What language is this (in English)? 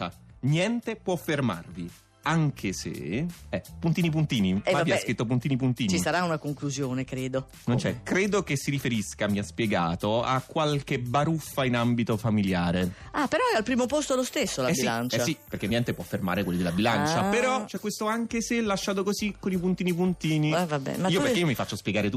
Italian